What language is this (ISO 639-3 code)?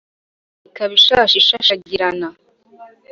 kin